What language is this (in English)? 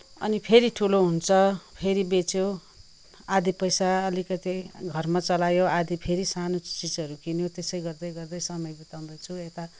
Nepali